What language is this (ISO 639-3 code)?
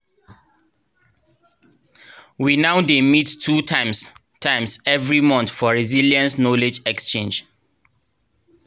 pcm